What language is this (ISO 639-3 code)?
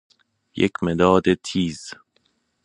fas